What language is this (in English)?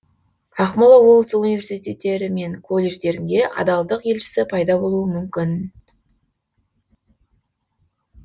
Kazakh